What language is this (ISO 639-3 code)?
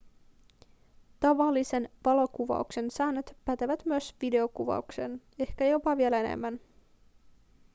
fin